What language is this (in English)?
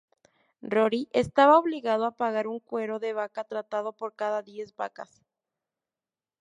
Spanish